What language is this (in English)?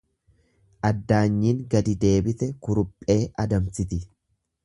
Oromo